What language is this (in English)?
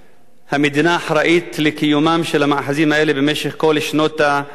Hebrew